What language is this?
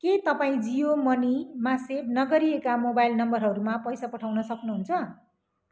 Nepali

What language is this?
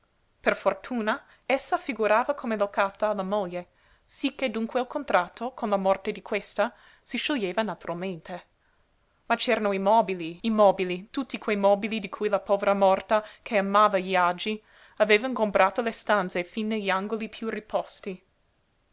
Italian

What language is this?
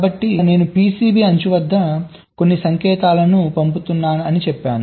Telugu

